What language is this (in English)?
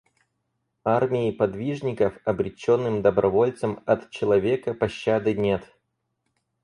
Russian